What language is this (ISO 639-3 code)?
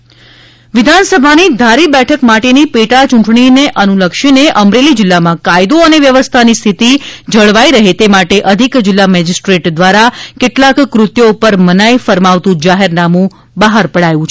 guj